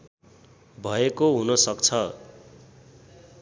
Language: Nepali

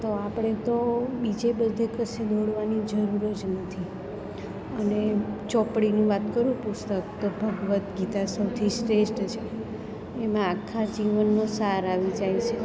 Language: Gujarati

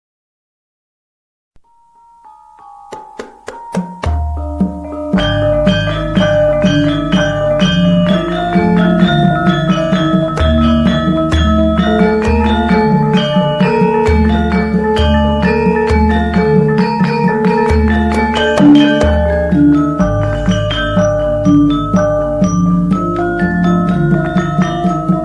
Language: Javanese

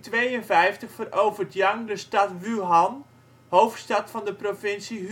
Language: Dutch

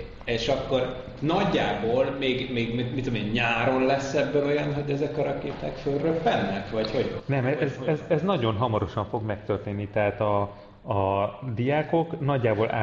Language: Hungarian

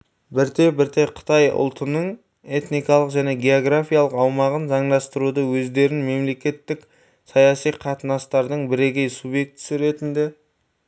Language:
Kazakh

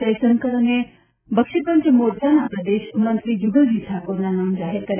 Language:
Gujarati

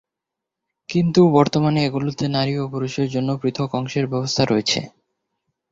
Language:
Bangla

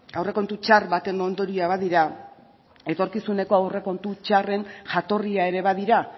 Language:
Basque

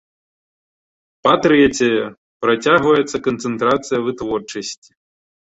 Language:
Belarusian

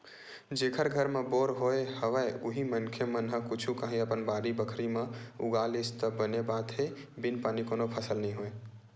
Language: Chhattisgarhi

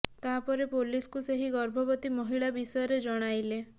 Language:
Odia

